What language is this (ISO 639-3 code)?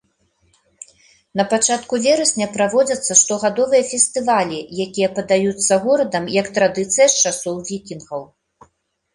bel